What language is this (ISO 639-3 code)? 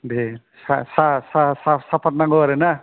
brx